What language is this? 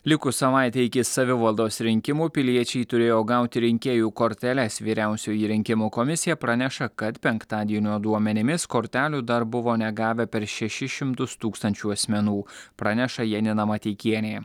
Lithuanian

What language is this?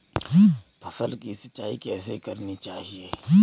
Hindi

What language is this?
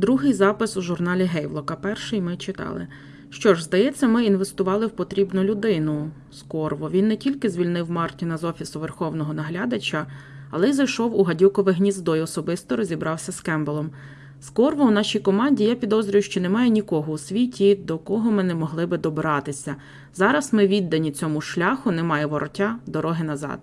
Ukrainian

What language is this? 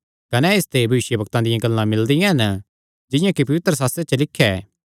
Kangri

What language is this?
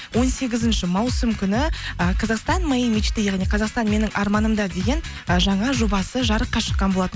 Kazakh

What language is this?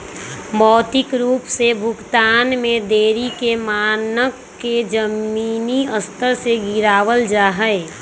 Magahi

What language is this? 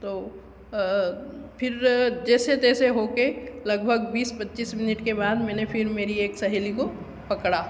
Hindi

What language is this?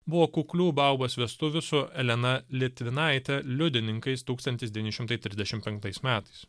Lithuanian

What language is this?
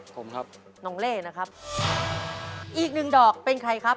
Thai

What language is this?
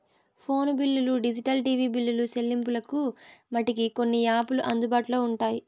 Telugu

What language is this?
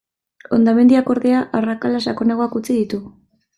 Basque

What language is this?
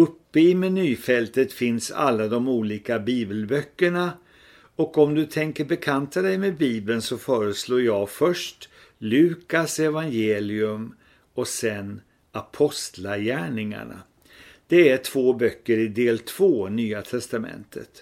Swedish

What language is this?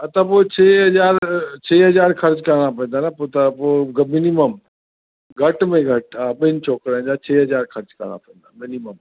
Sindhi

